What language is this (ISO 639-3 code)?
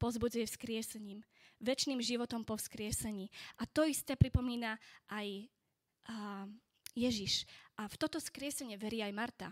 slk